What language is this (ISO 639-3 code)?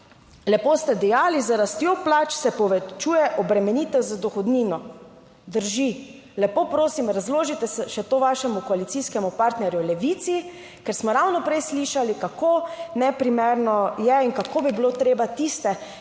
slv